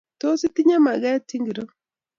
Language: Kalenjin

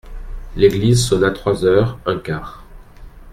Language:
French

